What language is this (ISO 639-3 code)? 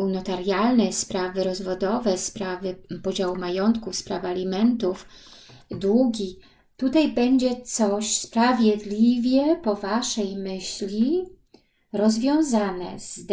pol